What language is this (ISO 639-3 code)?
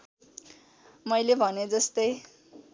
nep